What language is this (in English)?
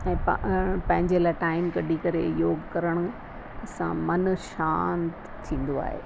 Sindhi